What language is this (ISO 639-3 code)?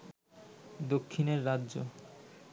ben